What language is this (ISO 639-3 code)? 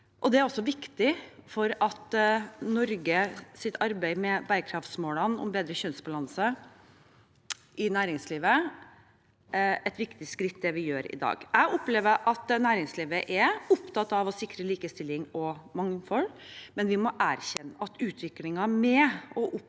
nor